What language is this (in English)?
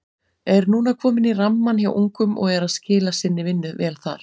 Icelandic